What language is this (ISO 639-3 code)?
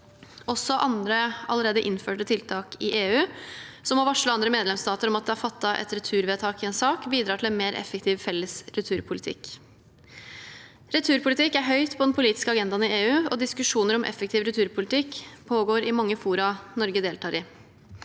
nor